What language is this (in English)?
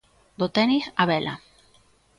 Galician